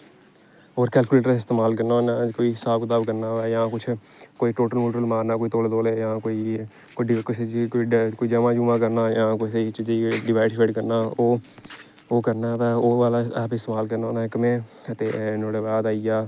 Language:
Dogri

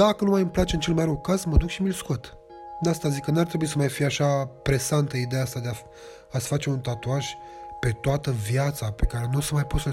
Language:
Romanian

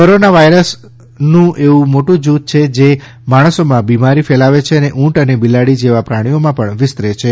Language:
Gujarati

